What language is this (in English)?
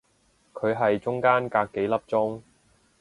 Cantonese